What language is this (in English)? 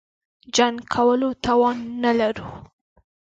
Pashto